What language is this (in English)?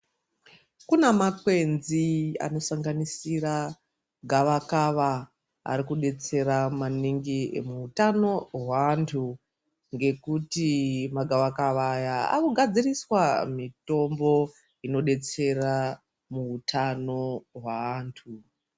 Ndau